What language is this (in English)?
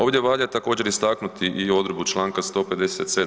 Croatian